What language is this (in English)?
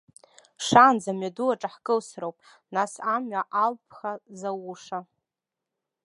Abkhazian